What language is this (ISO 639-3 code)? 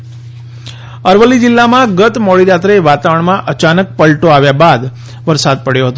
guj